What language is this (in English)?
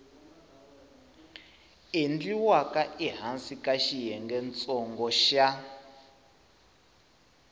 Tsonga